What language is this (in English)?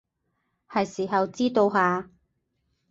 Cantonese